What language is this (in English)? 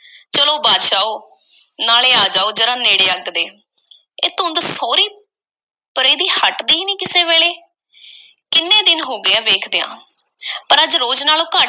Punjabi